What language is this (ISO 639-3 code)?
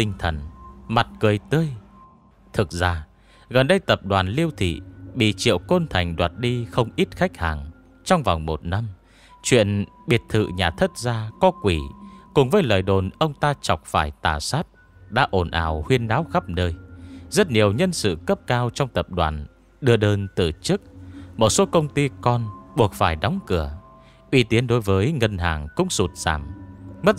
vie